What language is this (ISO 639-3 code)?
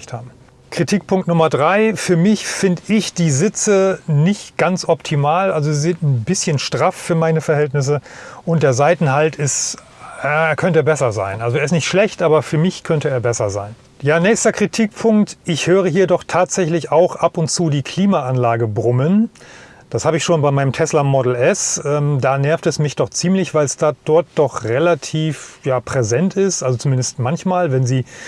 deu